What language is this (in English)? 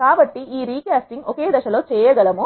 Telugu